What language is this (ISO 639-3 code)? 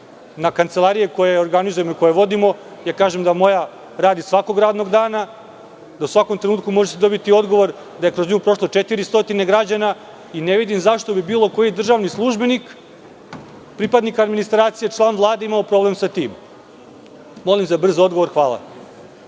srp